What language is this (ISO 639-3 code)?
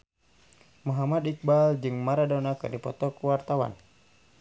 sun